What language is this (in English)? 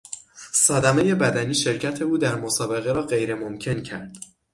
Persian